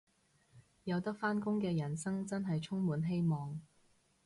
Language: Cantonese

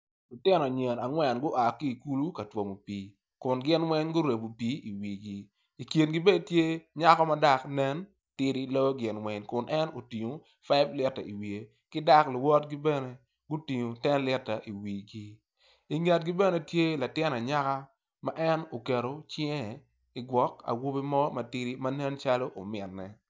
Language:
Acoli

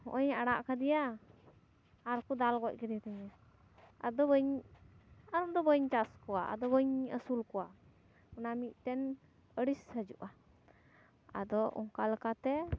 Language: Santali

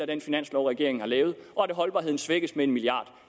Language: Danish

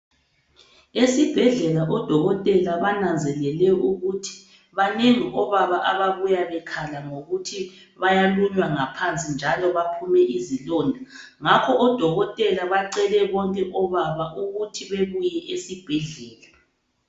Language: North Ndebele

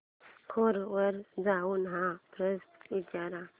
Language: Marathi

